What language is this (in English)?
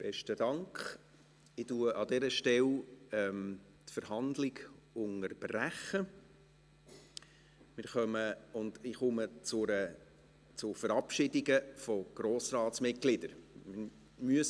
Swiss German